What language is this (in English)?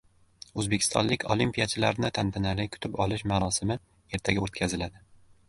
Uzbek